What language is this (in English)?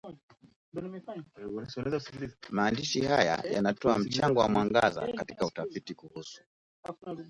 Swahili